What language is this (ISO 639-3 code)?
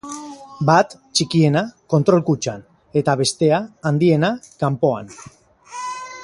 eus